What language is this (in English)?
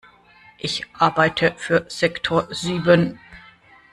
German